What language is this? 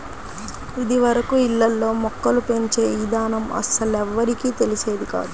Telugu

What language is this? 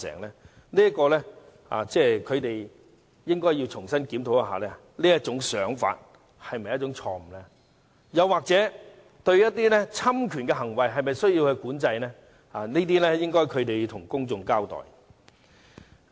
Cantonese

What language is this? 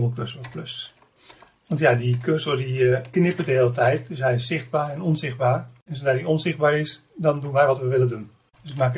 Dutch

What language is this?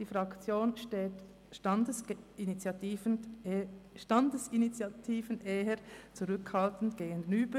Swiss German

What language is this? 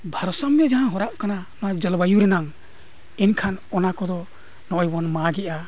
Santali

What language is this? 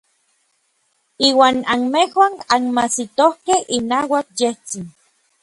Orizaba Nahuatl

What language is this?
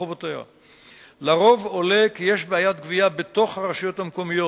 Hebrew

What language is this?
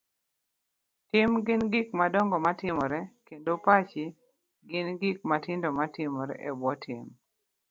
Luo (Kenya and Tanzania)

